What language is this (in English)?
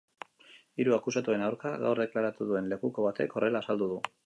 Basque